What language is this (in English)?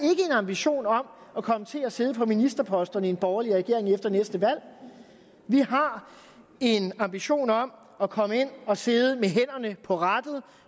Danish